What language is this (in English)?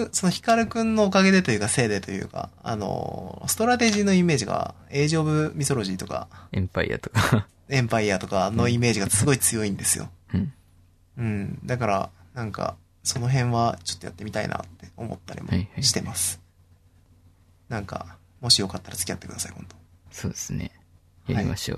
Japanese